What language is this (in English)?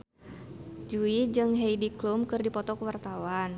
Sundanese